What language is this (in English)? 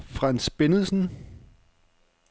Danish